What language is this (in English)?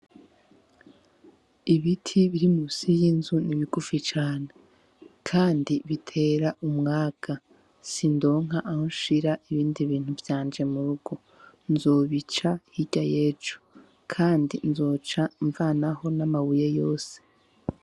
Rundi